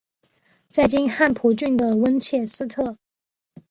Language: Chinese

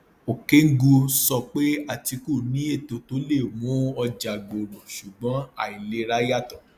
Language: Yoruba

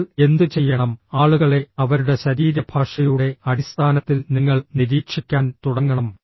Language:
Malayalam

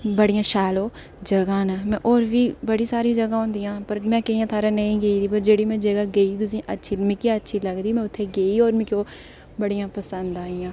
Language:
Dogri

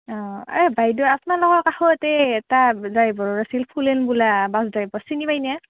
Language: Assamese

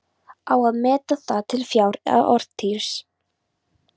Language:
Icelandic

